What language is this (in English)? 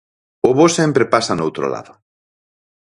Galician